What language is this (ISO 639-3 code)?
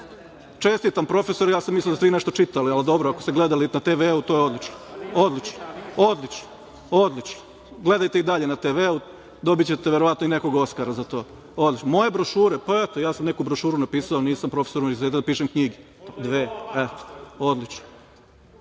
srp